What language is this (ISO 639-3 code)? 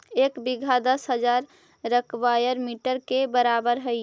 mag